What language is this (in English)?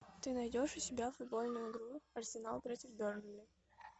Russian